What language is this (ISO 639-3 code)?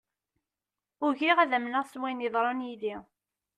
kab